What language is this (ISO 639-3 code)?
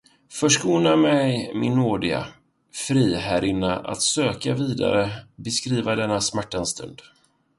swe